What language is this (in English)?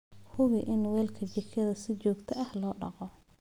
Somali